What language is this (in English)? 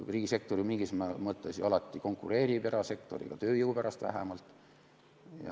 Estonian